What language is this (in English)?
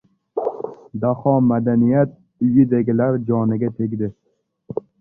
Uzbek